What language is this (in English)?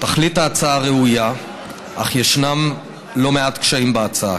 Hebrew